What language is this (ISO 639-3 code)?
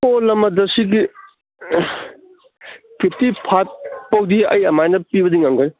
mni